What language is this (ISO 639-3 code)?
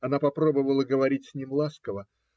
rus